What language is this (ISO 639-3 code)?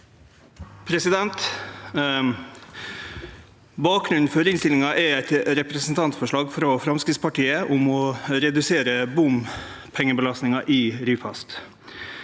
nor